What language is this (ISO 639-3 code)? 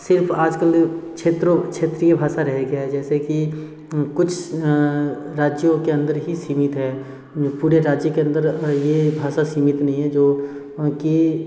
hin